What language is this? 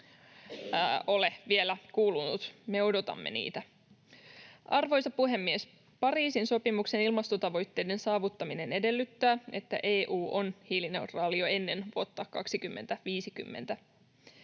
Finnish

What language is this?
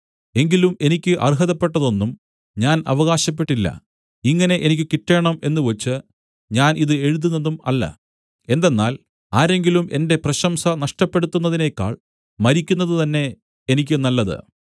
Malayalam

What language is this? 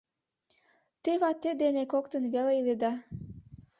Mari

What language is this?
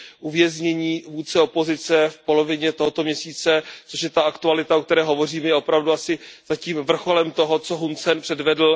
Czech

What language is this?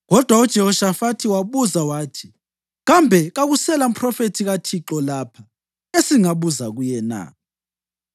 North Ndebele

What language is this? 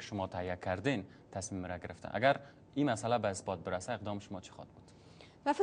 Persian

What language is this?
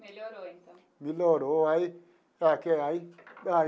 Portuguese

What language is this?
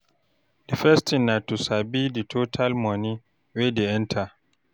Nigerian Pidgin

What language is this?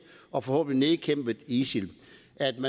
Danish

